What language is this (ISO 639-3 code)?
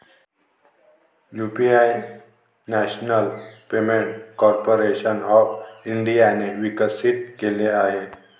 mar